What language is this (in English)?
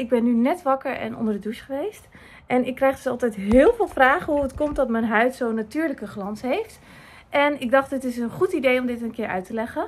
Dutch